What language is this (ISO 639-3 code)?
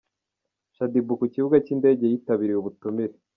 kin